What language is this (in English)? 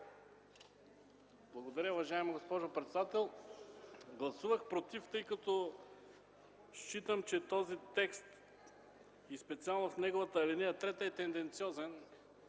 Bulgarian